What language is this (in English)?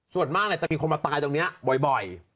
Thai